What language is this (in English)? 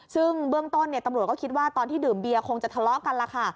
Thai